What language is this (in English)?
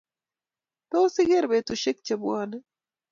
Kalenjin